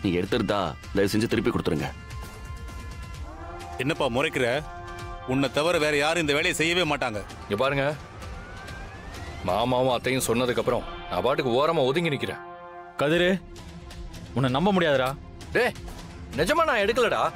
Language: Tamil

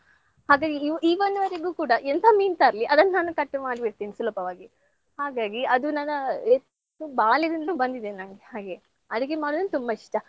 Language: Kannada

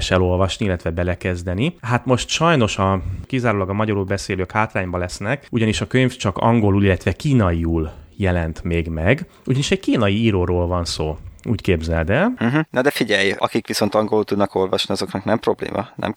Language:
Hungarian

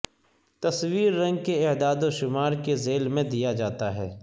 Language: Urdu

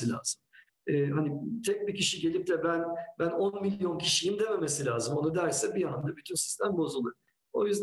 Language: Turkish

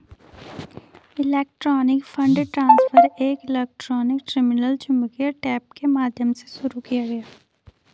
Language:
Hindi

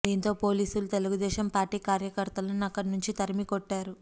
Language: Telugu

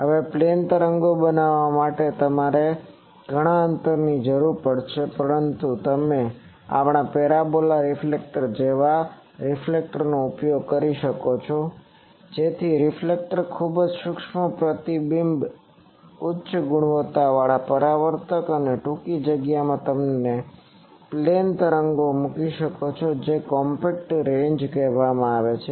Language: Gujarati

